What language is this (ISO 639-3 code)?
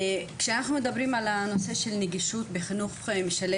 heb